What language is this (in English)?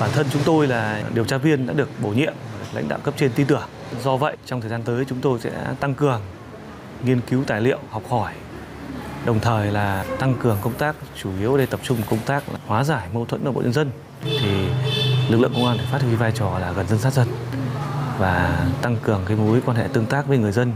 Vietnamese